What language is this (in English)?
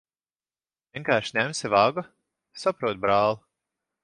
Latvian